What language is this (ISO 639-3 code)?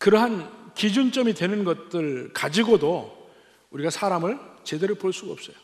kor